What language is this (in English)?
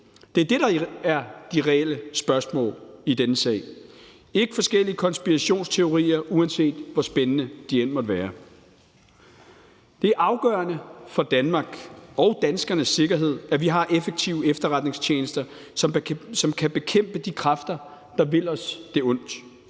Danish